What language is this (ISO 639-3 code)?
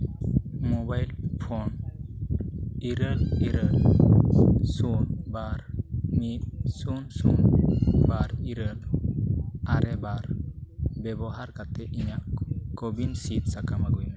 sat